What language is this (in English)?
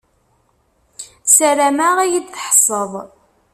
Kabyle